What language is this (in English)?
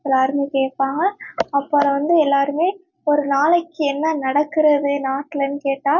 Tamil